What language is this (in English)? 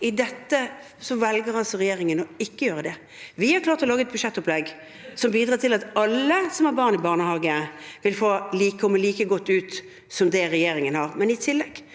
Norwegian